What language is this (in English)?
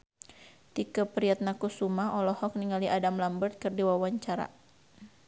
Sundanese